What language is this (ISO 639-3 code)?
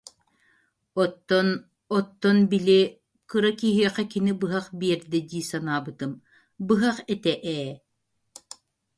sah